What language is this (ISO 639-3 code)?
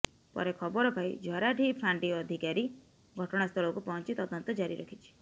ori